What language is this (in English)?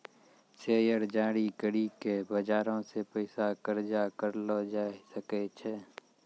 Maithili